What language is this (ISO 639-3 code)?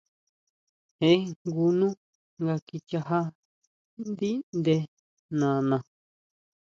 mau